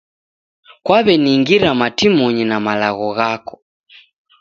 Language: Taita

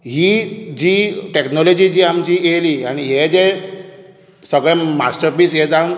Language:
Konkani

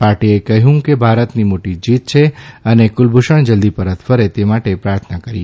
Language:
Gujarati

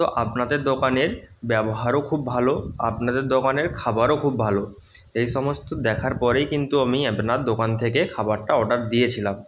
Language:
Bangla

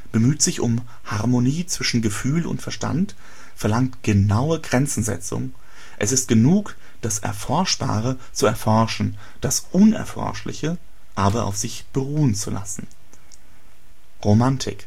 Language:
German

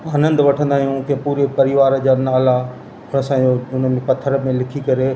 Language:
Sindhi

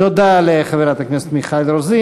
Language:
Hebrew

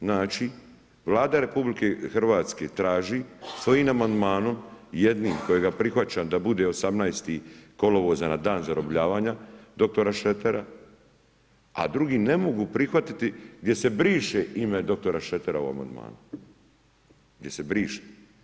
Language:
Croatian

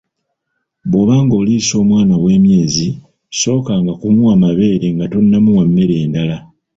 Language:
Ganda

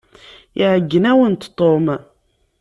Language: Kabyle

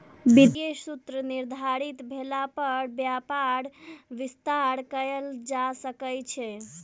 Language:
Maithili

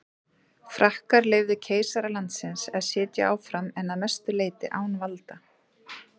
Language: Icelandic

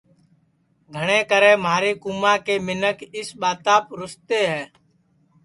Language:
Sansi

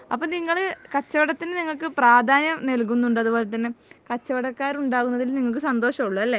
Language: Malayalam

